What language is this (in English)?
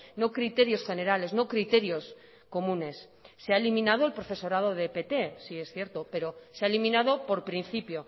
Spanish